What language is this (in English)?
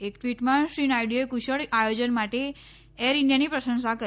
Gujarati